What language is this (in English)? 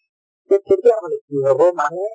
Assamese